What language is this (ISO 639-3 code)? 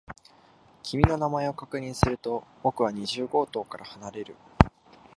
jpn